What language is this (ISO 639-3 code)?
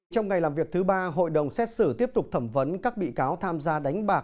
vie